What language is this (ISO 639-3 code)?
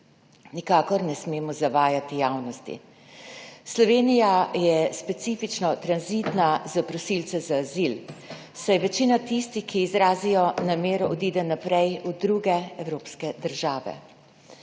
slv